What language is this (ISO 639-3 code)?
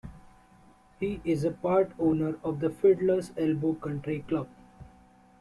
eng